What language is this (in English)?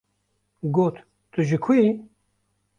Kurdish